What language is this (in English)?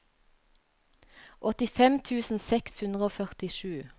Norwegian